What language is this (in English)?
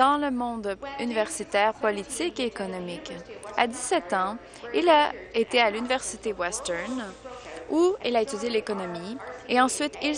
French